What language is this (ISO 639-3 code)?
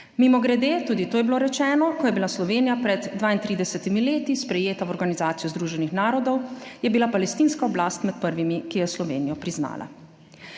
slv